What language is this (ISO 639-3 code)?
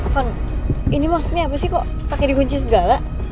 ind